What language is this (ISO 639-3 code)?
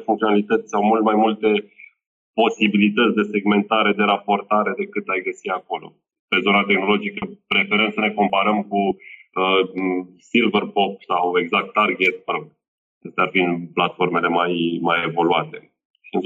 ron